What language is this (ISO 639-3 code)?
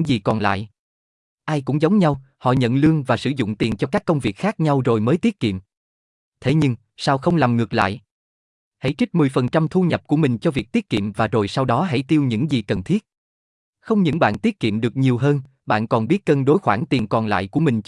vie